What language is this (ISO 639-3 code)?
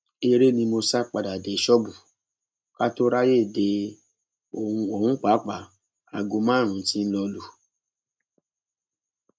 yor